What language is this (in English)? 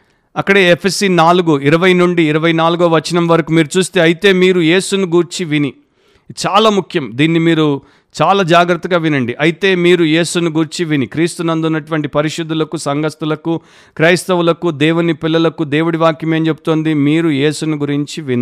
Telugu